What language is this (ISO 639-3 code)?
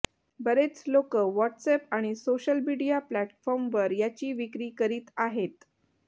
mar